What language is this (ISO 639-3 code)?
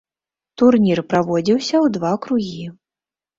bel